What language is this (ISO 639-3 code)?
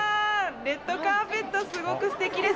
jpn